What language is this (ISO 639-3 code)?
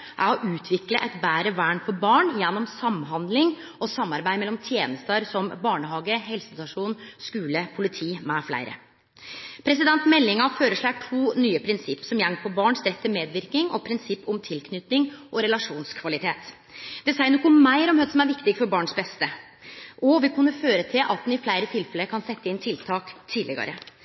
nno